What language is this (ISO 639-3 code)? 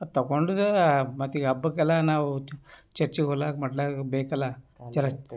kan